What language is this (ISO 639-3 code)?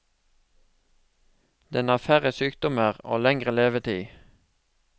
nor